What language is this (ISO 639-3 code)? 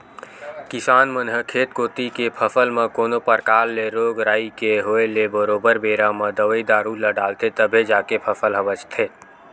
hne